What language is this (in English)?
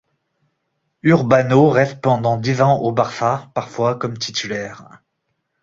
French